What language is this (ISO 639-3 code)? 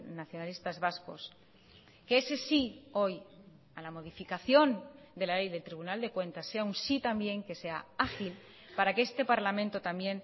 spa